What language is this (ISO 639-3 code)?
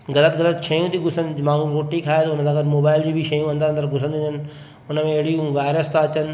snd